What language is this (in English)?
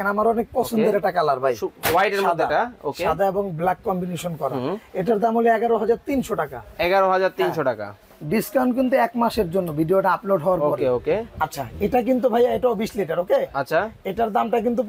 Bangla